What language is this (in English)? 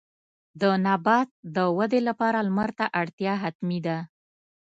Pashto